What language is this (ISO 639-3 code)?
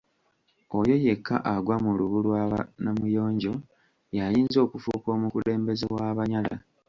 lug